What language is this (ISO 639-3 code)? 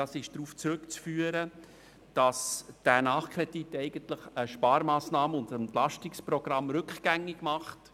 gsw